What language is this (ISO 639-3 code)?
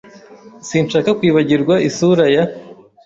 kin